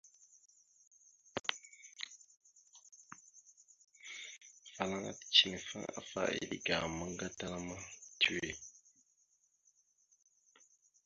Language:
Mada (Cameroon)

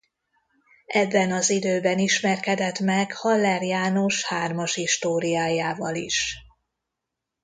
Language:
Hungarian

